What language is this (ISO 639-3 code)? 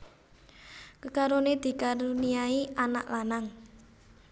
jav